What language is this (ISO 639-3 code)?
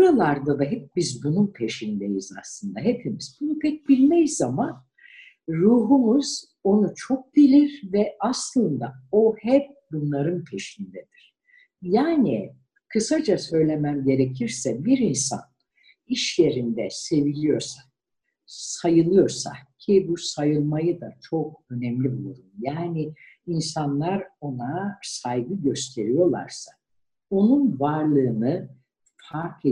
tur